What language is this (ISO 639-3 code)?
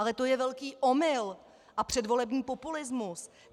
ces